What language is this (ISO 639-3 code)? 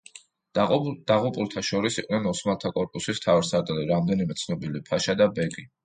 kat